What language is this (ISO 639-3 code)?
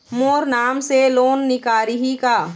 hne